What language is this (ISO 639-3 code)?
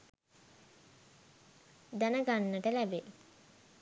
sin